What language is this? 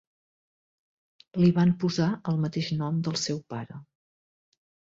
Catalan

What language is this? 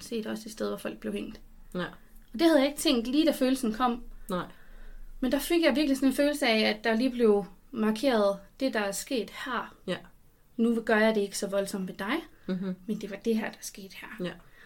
Danish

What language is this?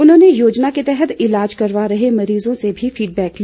Hindi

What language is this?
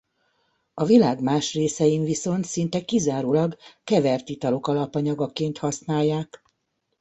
Hungarian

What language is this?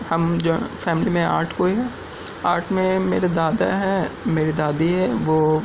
Urdu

